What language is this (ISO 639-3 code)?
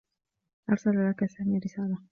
ara